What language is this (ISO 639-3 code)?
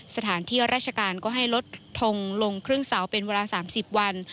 tha